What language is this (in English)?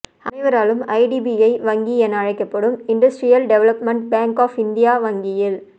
Tamil